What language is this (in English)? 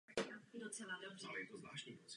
Czech